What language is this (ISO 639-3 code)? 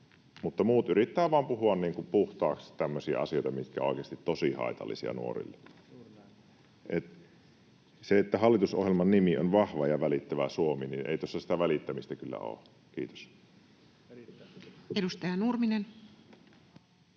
fin